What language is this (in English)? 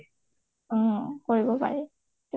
Assamese